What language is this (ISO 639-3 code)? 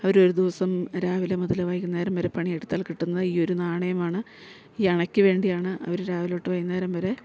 mal